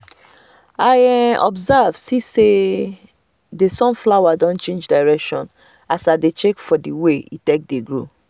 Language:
Nigerian Pidgin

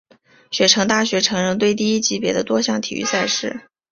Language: Chinese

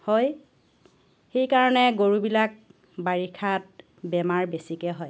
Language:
Assamese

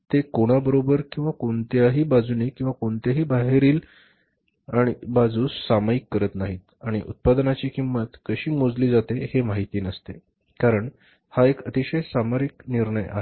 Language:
Marathi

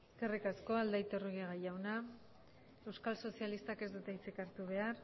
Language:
Basque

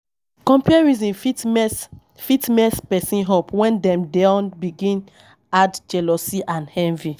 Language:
Nigerian Pidgin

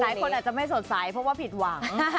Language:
Thai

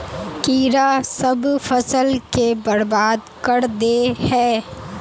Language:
Magahi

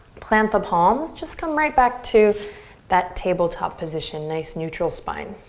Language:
English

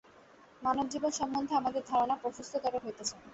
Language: Bangla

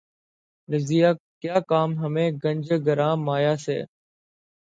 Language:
Urdu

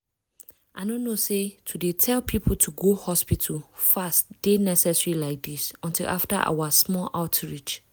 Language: Nigerian Pidgin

